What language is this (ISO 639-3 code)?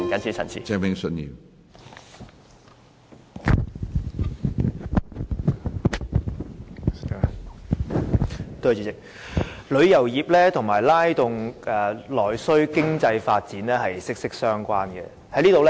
yue